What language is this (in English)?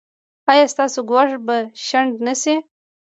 Pashto